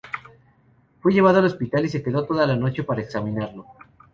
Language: Spanish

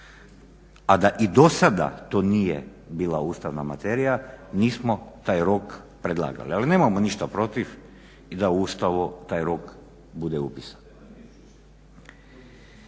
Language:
Croatian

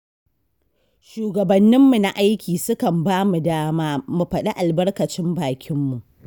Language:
Hausa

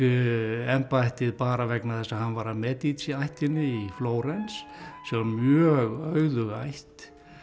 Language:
Icelandic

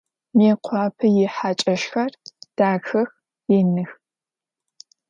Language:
Adyghe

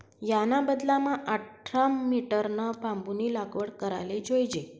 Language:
Marathi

